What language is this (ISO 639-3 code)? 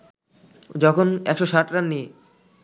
ben